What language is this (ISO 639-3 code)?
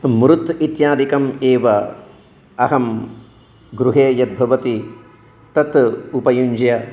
san